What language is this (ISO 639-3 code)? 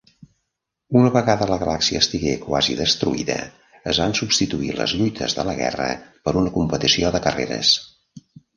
cat